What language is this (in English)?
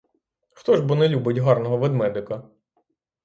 Ukrainian